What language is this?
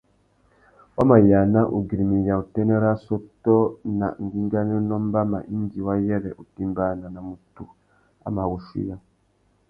Tuki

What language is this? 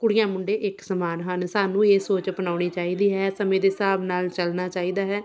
Punjabi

